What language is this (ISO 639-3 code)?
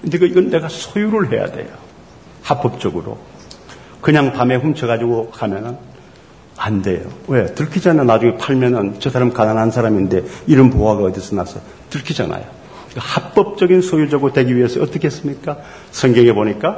kor